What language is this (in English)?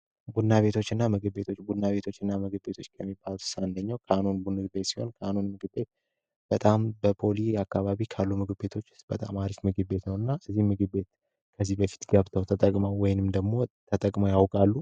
Amharic